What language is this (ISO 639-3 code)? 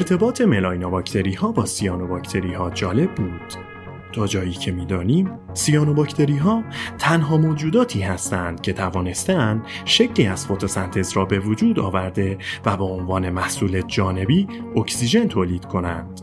fas